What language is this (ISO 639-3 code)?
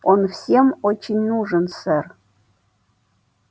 rus